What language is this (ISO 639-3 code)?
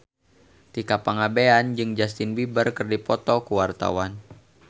sun